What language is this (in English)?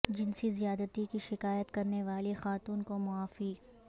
Urdu